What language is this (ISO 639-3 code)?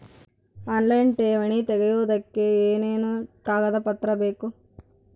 kan